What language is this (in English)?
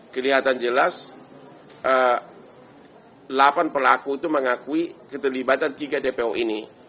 Indonesian